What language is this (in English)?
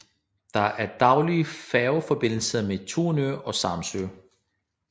Danish